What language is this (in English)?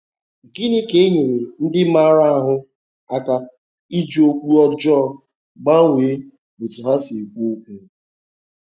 Igbo